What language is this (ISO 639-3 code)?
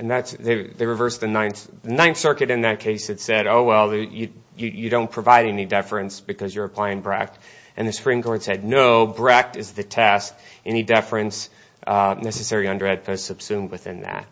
eng